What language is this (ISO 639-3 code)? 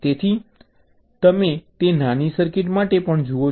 guj